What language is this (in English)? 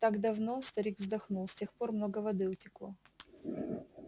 Russian